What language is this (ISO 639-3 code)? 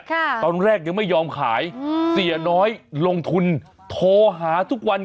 tha